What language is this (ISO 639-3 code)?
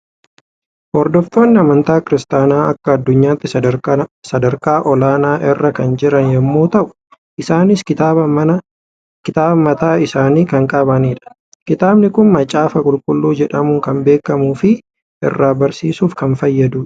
orm